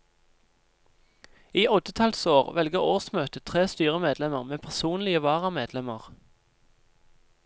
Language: Norwegian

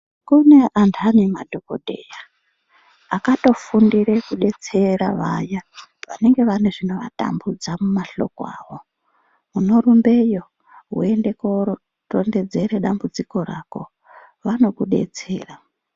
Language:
Ndau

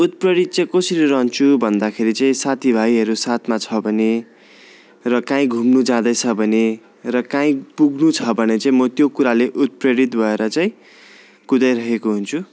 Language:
Nepali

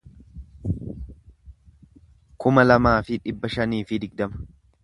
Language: Oromo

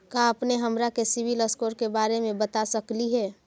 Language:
Magahi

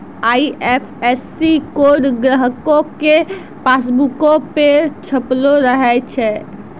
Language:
Maithili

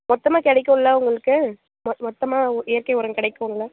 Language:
Tamil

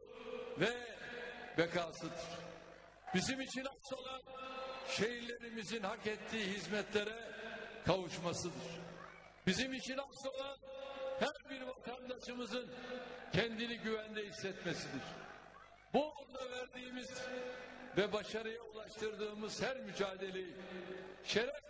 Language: Turkish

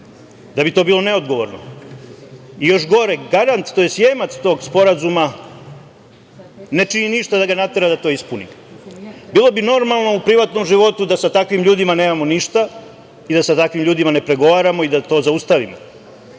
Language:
Serbian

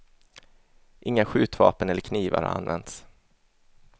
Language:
Swedish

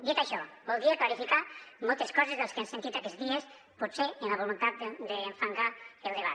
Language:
Catalan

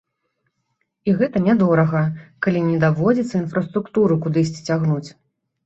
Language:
Belarusian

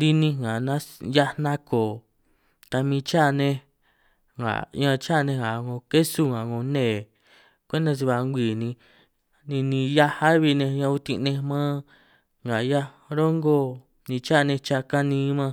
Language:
San Martín Itunyoso Triqui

